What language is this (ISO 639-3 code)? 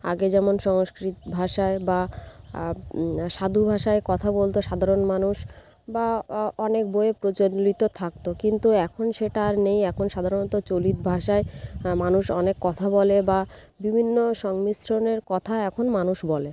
ben